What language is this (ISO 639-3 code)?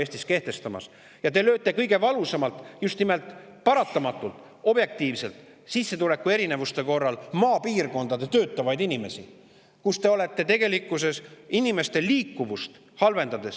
est